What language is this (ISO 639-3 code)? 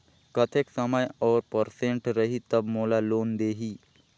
hne